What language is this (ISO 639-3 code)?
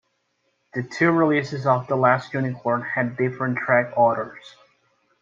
eng